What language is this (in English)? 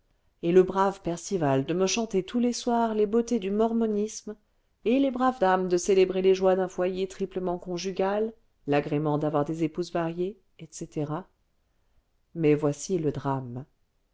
French